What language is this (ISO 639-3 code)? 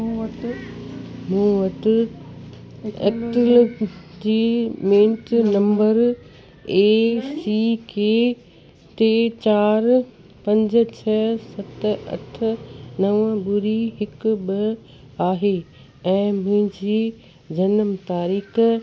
snd